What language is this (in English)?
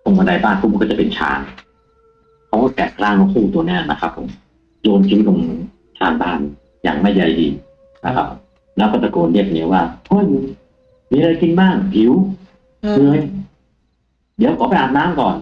Thai